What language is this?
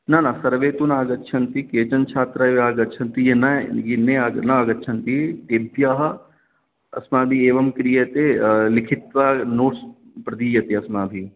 Sanskrit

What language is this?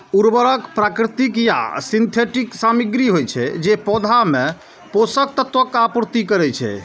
Maithili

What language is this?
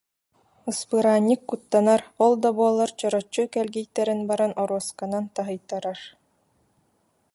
Yakut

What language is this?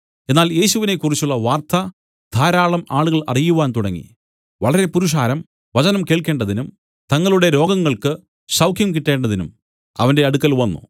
Malayalam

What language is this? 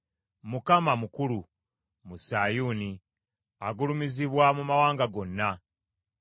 Ganda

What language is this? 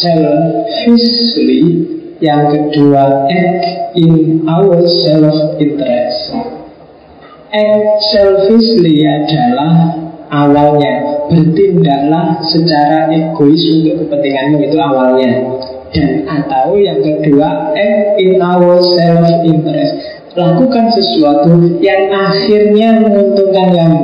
Indonesian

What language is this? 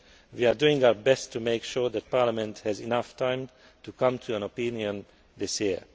English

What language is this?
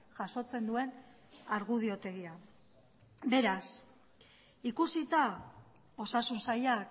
Basque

